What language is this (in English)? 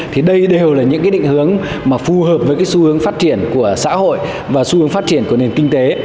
Vietnamese